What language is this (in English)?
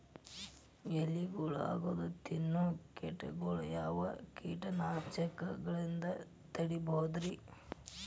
Kannada